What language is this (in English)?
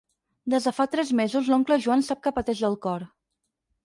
Catalan